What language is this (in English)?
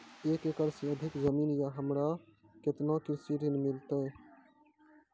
Maithili